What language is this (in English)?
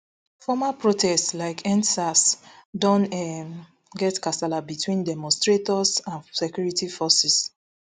Nigerian Pidgin